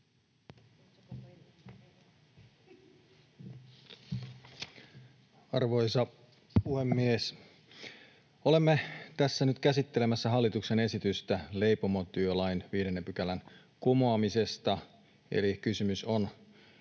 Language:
Finnish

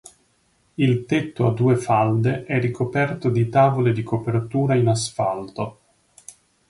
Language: Italian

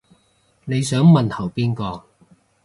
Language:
Cantonese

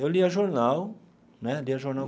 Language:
Portuguese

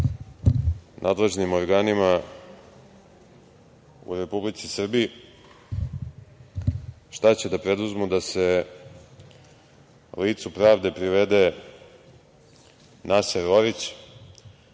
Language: Serbian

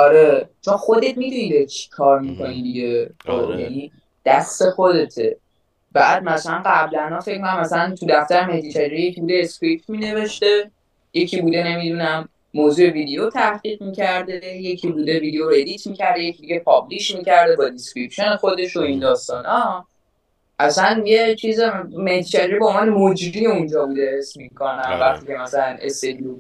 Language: Persian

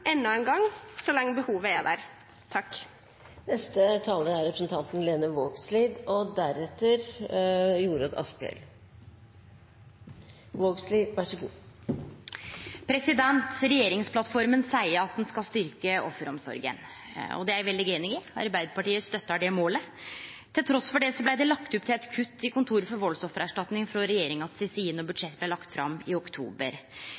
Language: Norwegian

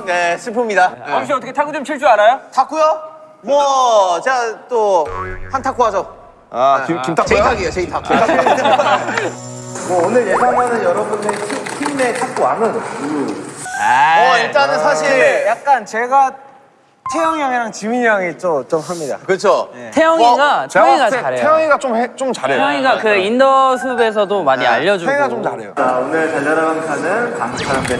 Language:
Korean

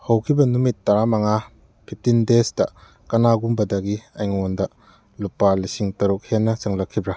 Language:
Manipuri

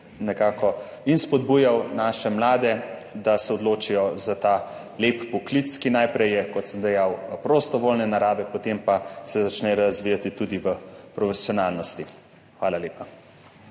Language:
Slovenian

